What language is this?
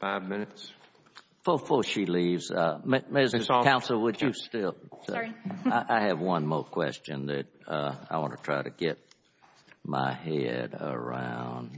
English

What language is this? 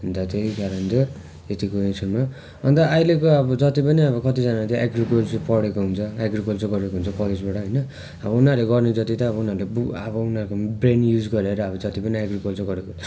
Nepali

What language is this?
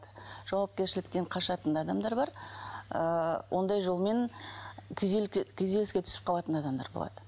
Kazakh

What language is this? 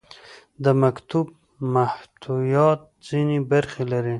Pashto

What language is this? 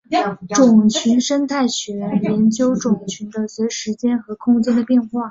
Chinese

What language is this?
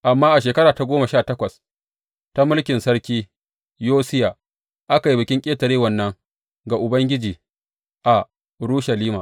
Hausa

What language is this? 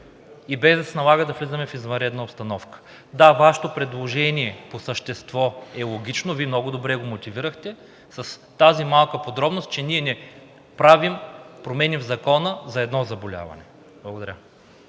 Bulgarian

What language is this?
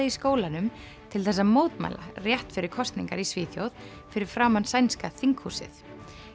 Icelandic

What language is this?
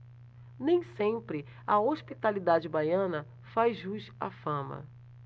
Portuguese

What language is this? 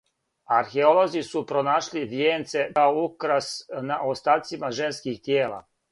Serbian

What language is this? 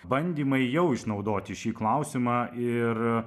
Lithuanian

